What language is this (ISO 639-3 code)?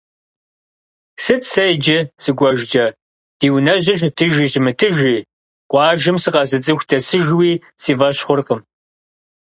kbd